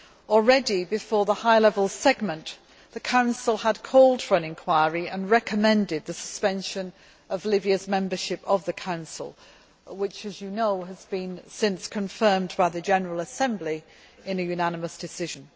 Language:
English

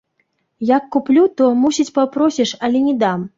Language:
Belarusian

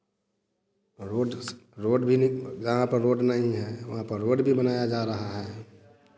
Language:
Hindi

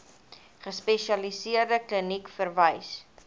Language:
Afrikaans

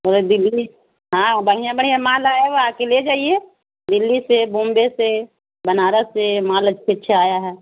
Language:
Urdu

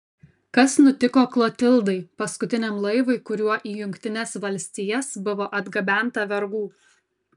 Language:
Lithuanian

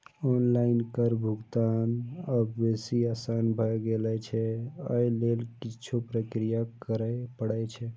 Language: Maithili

